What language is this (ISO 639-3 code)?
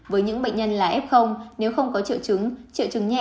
vie